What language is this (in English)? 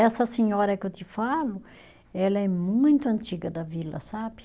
Portuguese